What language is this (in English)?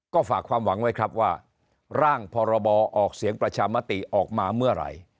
Thai